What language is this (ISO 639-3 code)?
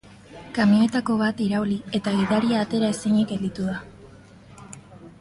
eus